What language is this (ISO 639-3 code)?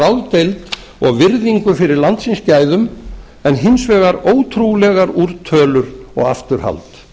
isl